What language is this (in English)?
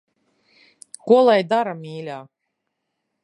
Latvian